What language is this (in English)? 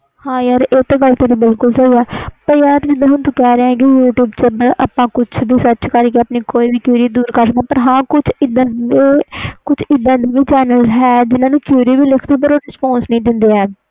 Punjabi